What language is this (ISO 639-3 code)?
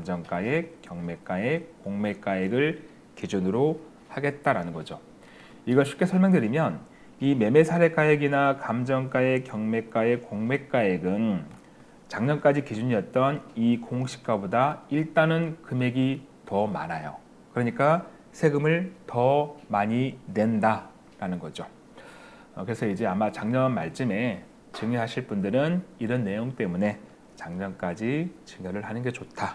kor